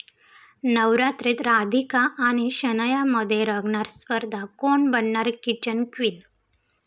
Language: Marathi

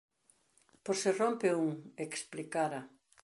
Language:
Galician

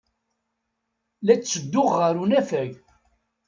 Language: Kabyle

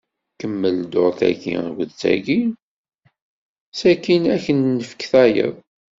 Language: Kabyle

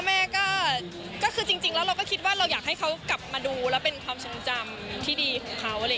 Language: Thai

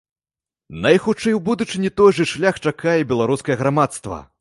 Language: Belarusian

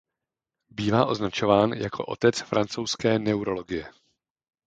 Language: Czech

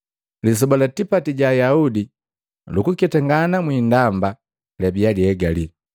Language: Matengo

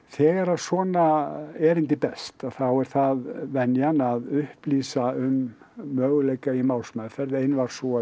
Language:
Icelandic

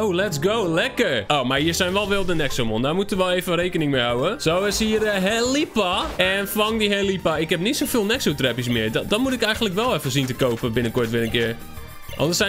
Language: Dutch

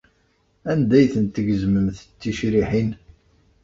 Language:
Kabyle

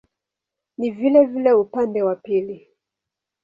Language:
Swahili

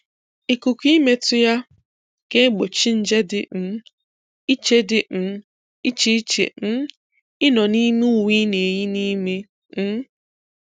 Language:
Igbo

